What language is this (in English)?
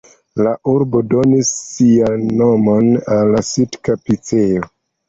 Esperanto